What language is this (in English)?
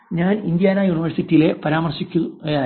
Malayalam